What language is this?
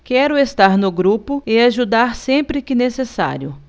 Portuguese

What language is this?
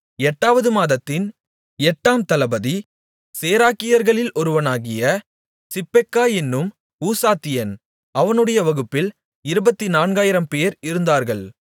Tamil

